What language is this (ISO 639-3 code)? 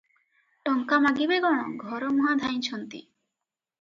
ori